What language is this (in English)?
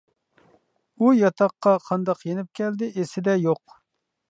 Uyghur